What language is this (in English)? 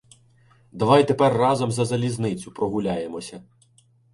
Ukrainian